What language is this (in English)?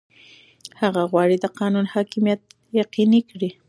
Pashto